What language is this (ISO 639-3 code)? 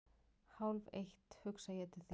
isl